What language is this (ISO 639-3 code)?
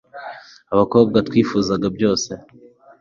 kin